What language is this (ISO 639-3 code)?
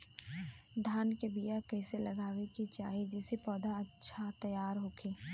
bho